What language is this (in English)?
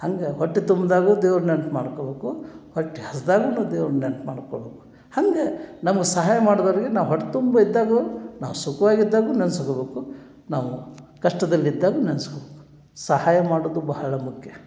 Kannada